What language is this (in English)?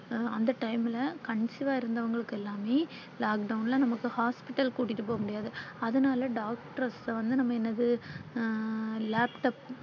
Tamil